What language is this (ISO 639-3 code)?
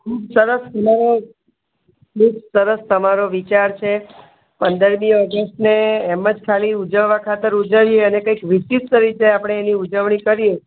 guj